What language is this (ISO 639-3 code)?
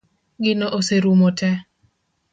luo